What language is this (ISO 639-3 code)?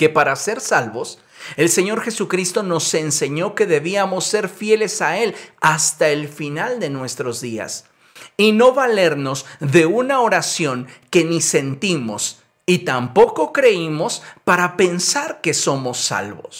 spa